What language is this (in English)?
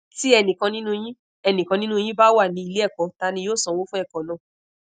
Yoruba